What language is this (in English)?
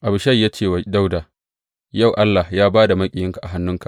Hausa